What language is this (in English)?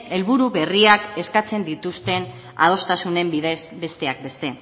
Basque